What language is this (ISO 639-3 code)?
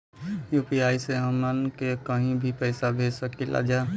bho